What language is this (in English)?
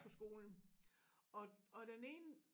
Danish